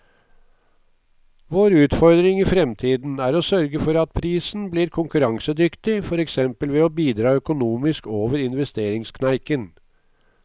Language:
Norwegian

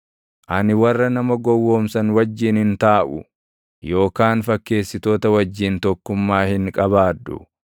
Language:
Oromo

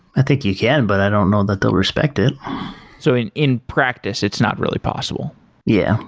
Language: English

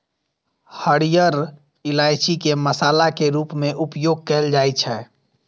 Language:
Maithili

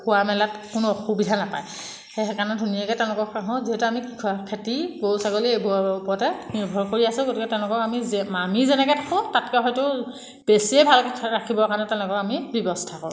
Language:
Assamese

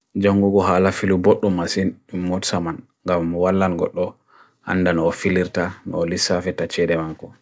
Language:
Bagirmi Fulfulde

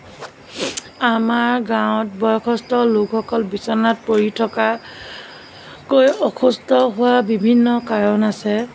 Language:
Assamese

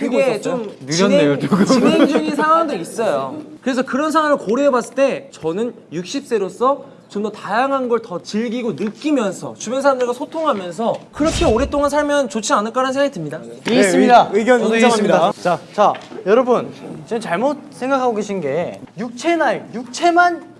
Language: Korean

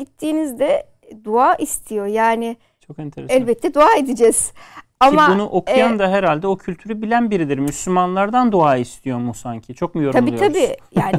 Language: Turkish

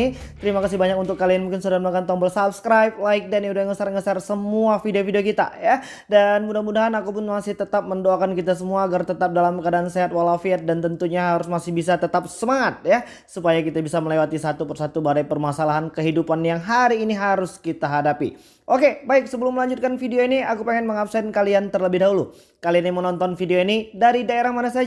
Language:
Indonesian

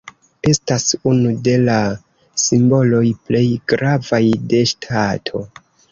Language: Esperanto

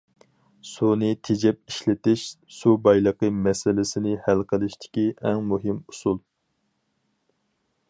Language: Uyghur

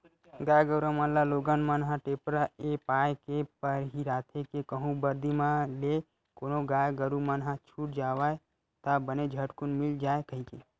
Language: Chhattisgarhi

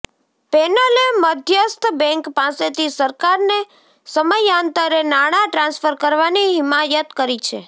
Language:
Gujarati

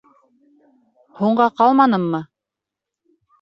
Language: Bashkir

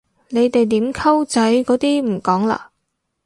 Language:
Cantonese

